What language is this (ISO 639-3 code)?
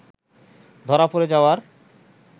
ben